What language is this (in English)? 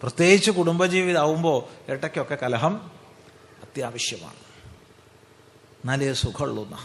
Malayalam